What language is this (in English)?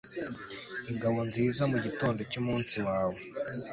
Kinyarwanda